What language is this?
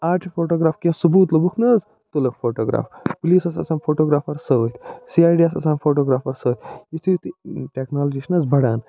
Kashmiri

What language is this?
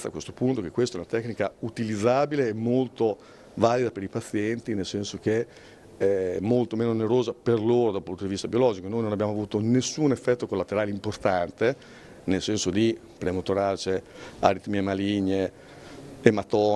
Italian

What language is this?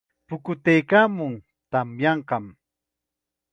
Chiquián Ancash Quechua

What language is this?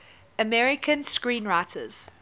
English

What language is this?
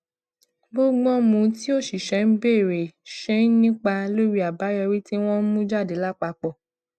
Yoruba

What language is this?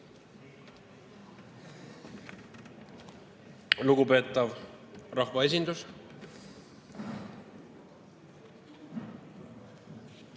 Estonian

